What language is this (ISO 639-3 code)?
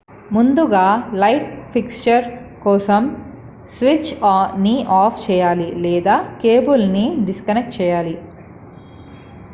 tel